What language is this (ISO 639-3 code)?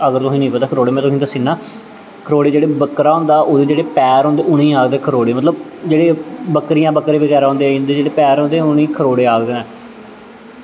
doi